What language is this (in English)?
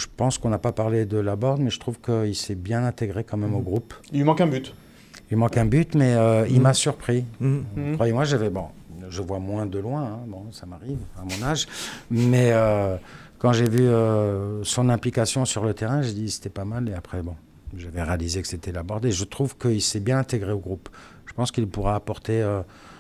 French